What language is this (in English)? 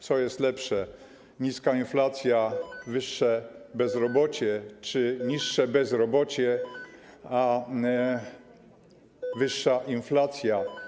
Polish